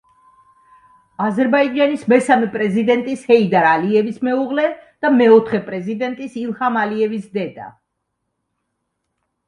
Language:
Georgian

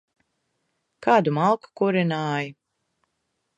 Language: Latvian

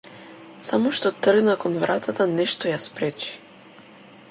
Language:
Macedonian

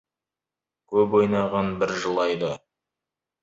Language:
Kazakh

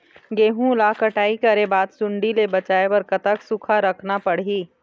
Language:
Chhattisgarhi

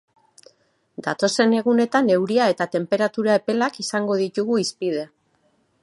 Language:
Basque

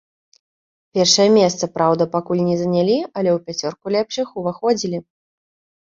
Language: Belarusian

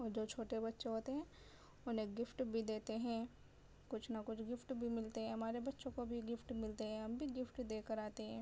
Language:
Urdu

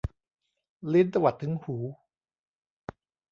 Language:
Thai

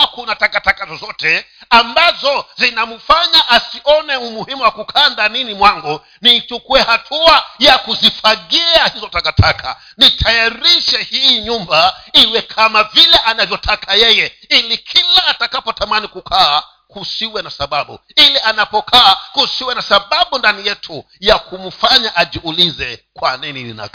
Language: Swahili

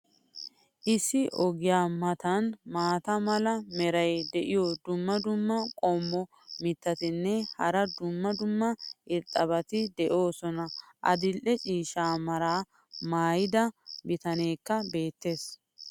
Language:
Wolaytta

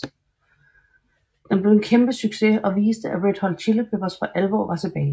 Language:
Danish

